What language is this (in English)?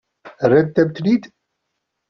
Kabyle